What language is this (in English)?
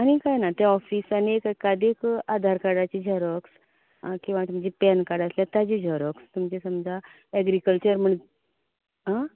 Konkani